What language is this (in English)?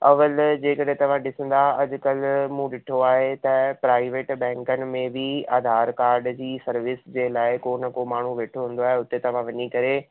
Sindhi